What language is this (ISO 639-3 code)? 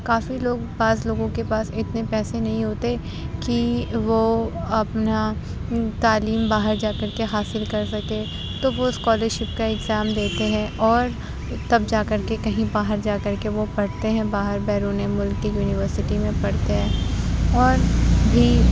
urd